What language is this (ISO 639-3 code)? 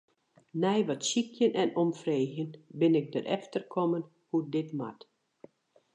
fry